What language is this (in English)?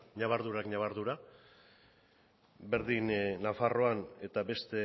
Basque